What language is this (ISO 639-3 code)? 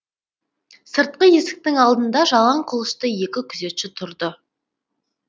kaz